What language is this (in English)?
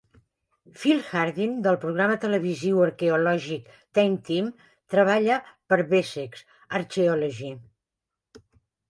Catalan